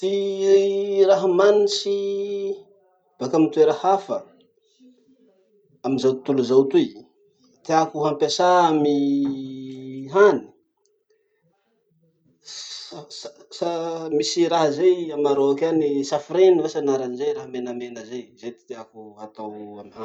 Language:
Masikoro Malagasy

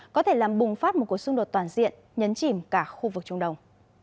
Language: Vietnamese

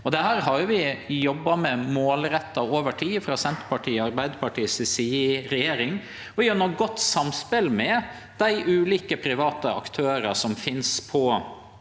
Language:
Norwegian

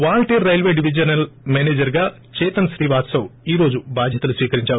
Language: Telugu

